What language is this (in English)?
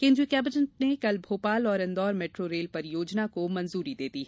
Hindi